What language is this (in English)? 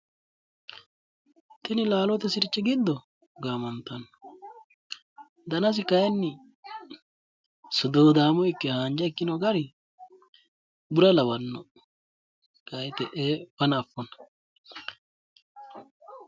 Sidamo